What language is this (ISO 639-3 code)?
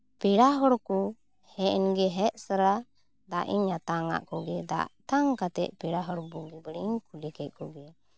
sat